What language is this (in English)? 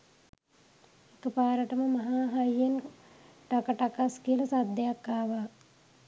Sinhala